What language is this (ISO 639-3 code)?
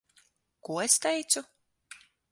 lav